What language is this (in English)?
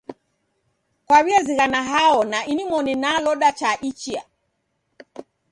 Taita